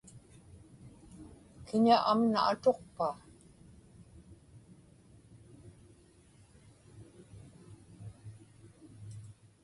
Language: Inupiaq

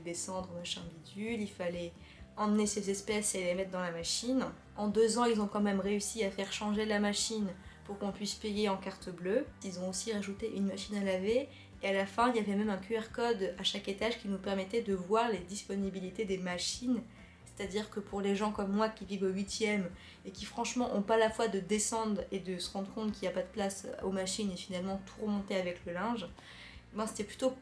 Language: French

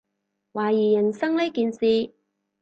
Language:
Cantonese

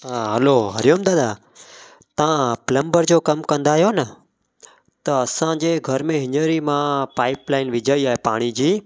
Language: Sindhi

